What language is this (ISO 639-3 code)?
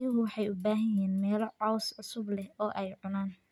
som